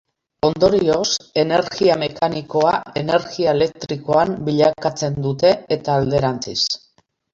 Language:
Basque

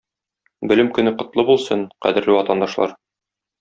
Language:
Tatar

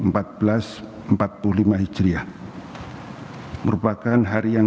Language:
Indonesian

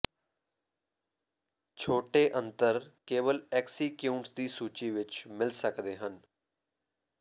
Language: Punjabi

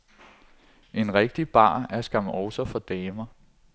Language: Danish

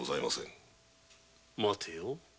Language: Japanese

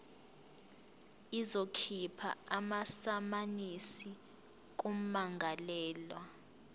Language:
Zulu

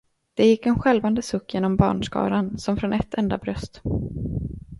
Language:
Swedish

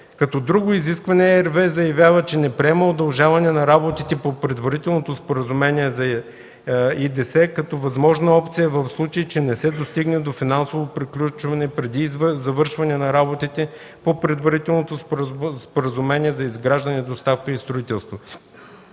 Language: Bulgarian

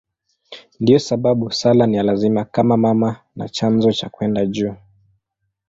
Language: Swahili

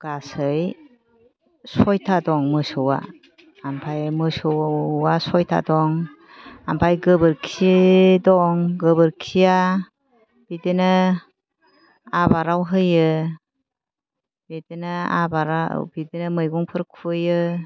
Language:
Bodo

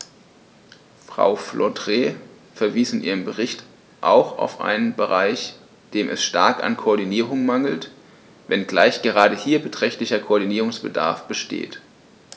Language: German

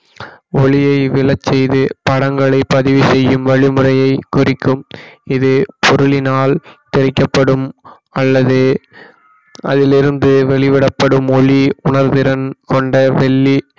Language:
Tamil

